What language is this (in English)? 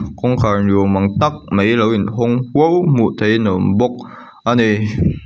Mizo